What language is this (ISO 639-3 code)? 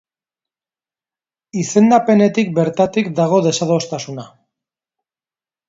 eus